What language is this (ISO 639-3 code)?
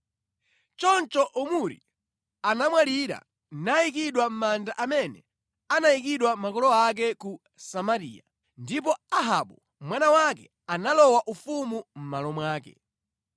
nya